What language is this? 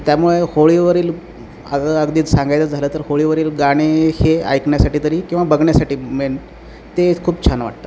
Marathi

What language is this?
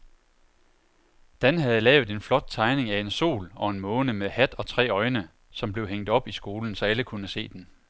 Danish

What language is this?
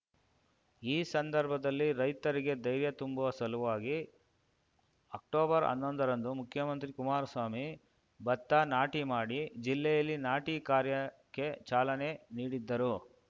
Kannada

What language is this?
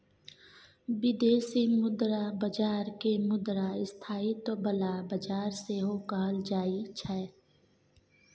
Maithili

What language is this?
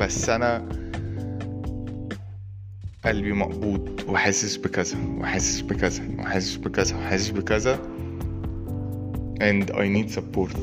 Arabic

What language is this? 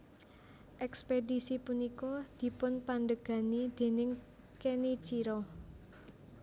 Javanese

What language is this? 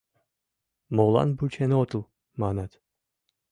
Mari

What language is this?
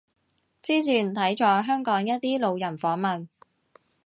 Cantonese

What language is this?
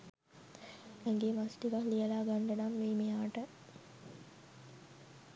Sinhala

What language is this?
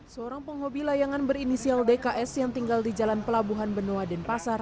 Indonesian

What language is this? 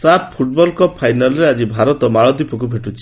Odia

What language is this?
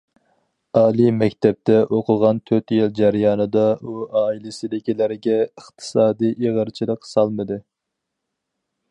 Uyghur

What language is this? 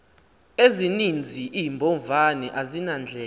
Xhosa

